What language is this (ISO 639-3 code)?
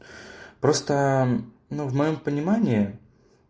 rus